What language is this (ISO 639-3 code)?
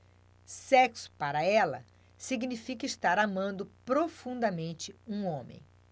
por